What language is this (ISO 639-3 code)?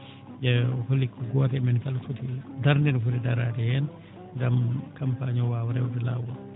ful